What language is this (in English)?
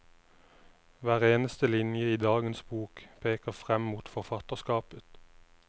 Norwegian